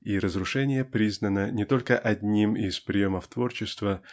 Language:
Russian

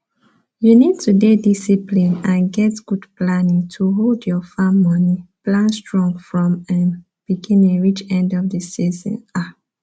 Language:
Nigerian Pidgin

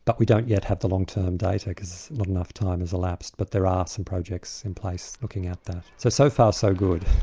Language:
English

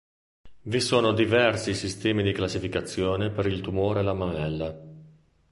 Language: Italian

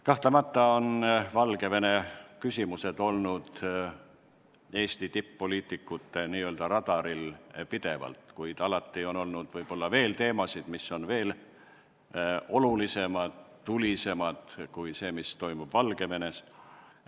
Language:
Estonian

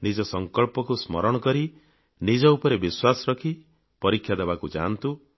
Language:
Odia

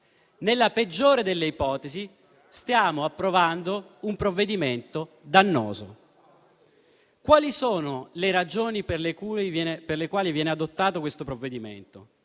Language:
Italian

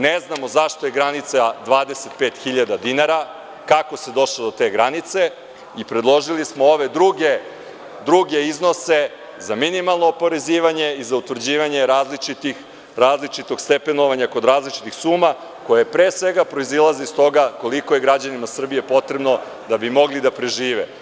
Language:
Serbian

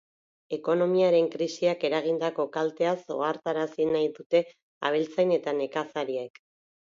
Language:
Basque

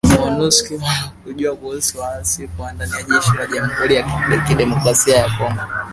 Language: Swahili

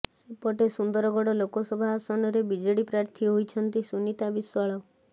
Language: Odia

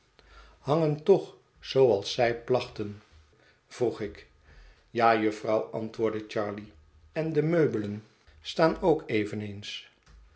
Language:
Dutch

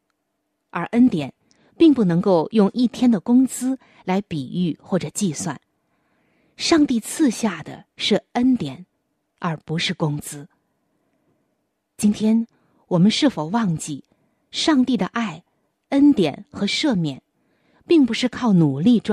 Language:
Chinese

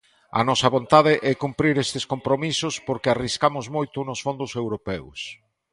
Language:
Galician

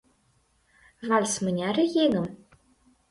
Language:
Mari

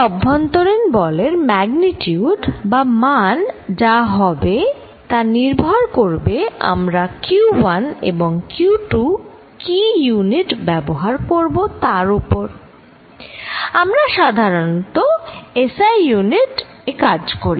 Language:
Bangla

